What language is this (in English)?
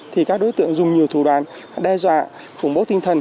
Vietnamese